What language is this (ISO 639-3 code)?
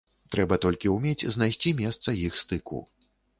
bel